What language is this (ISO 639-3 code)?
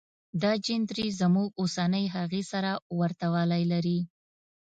pus